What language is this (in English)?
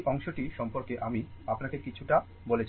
Bangla